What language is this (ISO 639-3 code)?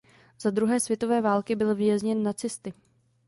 ces